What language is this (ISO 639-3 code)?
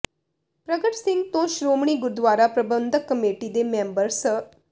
pan